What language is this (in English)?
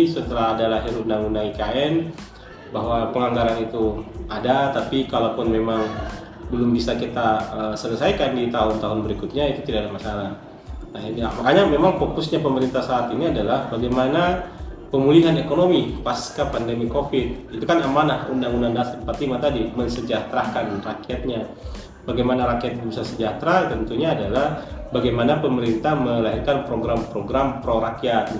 Indonesian